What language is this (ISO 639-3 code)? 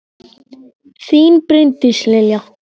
isl